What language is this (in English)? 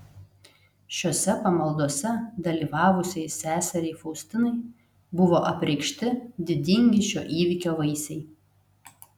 Lithuanian